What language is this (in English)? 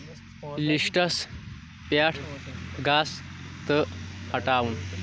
Kashmiri